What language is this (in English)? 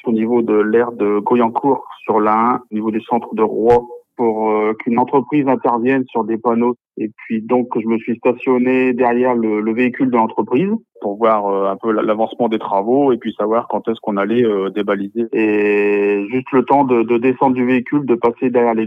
French